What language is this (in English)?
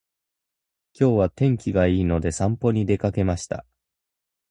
Japanese